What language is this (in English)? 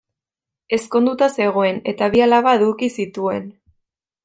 Basque